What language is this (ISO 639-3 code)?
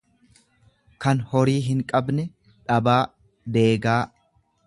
orm